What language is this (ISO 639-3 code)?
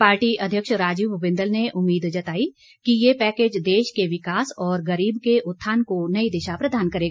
hin